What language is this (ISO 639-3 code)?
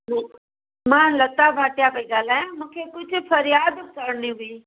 snd